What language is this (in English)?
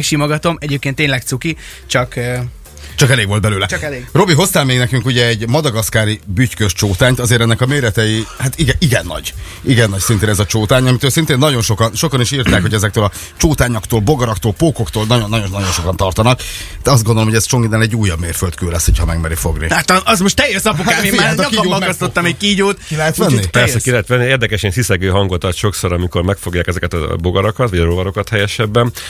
Hungarian